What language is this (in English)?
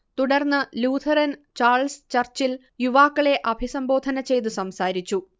Malayalam